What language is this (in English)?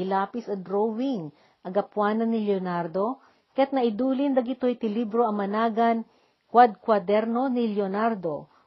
Filipino